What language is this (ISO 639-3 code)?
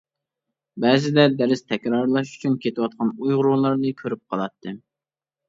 uig